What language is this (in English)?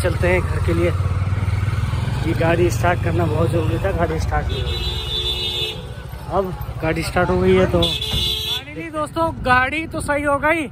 Hindi